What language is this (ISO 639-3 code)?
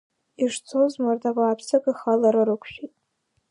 abk